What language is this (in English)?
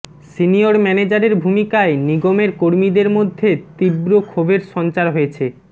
Bangla